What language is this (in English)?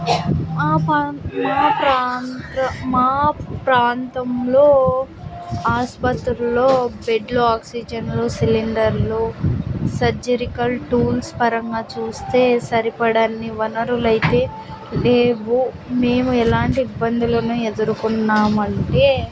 Telugu